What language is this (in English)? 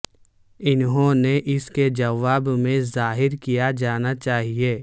Urdu